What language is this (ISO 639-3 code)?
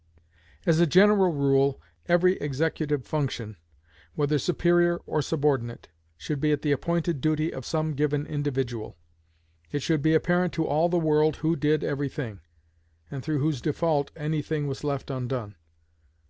eng